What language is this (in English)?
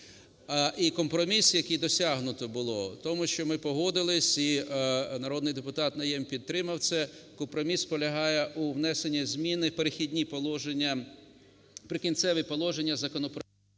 Ukrainian